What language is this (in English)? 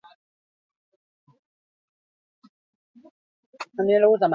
Basque